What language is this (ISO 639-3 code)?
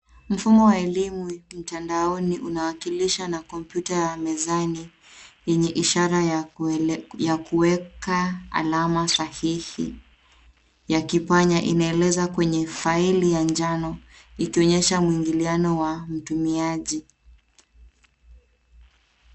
swa